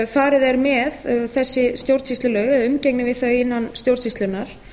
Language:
Icelandic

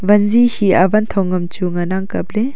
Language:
Wancho Naga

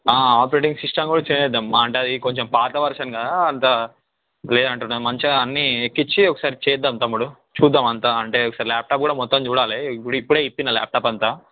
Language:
Telugu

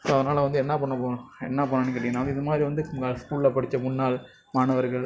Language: Tamil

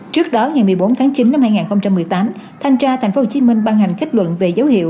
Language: Vietnamese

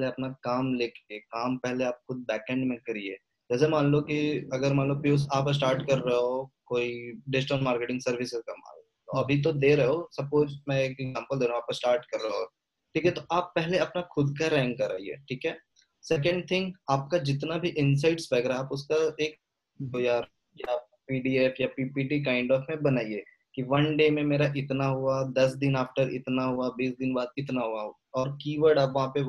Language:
Hindi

